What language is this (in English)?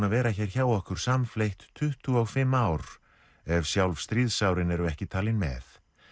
Icelandic